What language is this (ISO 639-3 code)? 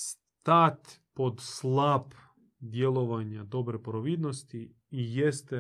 hrv